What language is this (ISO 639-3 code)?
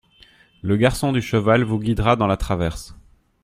fra